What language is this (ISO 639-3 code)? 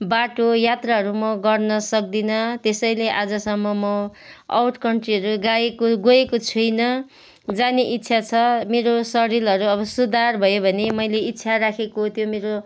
nep